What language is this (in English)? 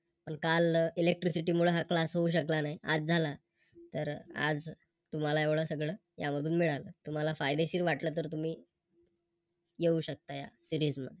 Marathi